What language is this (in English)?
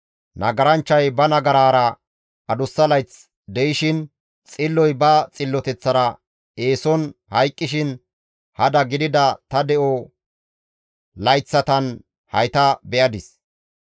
Gamo